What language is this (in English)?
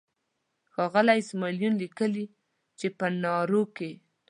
Pashto